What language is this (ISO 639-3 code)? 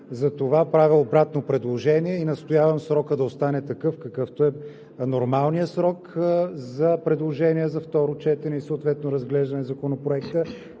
bul